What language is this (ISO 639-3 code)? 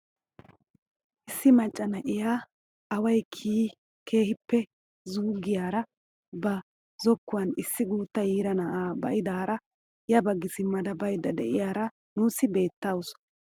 wal